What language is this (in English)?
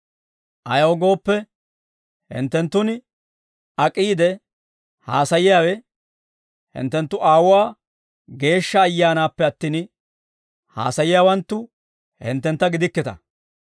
Dawro